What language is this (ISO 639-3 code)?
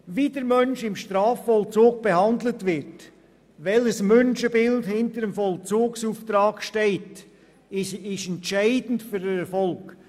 gsw